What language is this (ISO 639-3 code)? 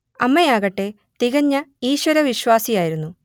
mal